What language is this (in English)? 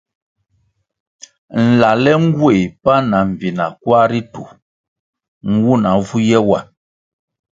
Kwasio